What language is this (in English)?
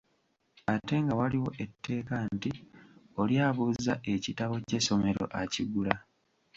Ganda